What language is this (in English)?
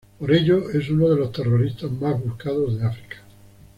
Spanish